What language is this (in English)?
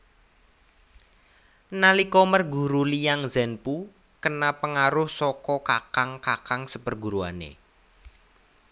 Javanese